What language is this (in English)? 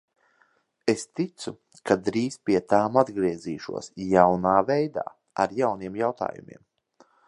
Latvian